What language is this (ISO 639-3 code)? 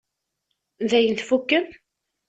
kab